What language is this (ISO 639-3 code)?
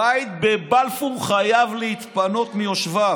heb